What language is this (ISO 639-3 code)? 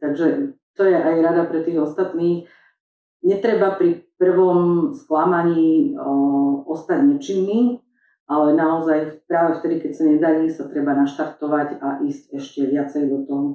slk